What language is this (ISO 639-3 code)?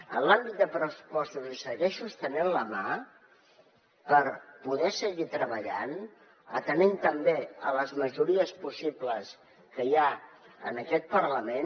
cat